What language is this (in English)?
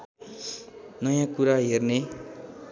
Nepali